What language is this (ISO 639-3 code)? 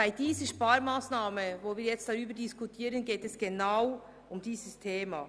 gsw